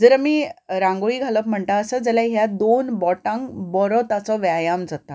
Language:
Konkani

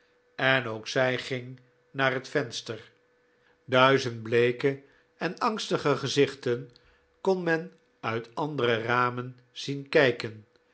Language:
Dutch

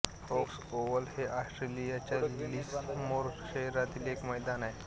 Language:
Marathi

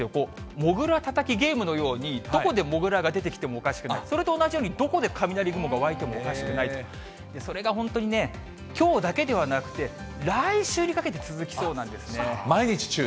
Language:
Japanese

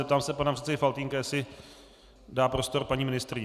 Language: Czech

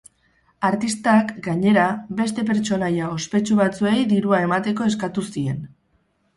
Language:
Basque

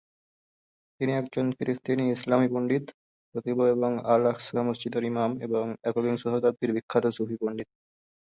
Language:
Bangla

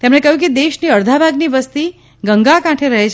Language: Gujarati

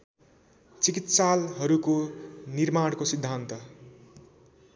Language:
Nepali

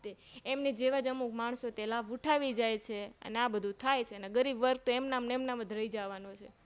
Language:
Gujarati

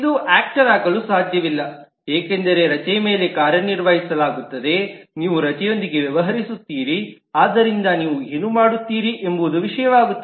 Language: Kannada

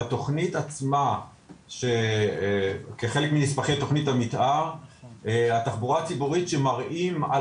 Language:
Hebrew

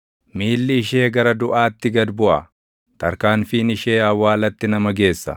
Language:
Oromo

